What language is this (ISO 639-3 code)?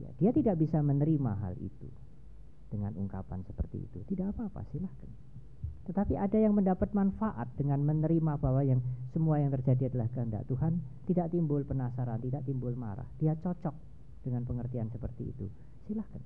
ind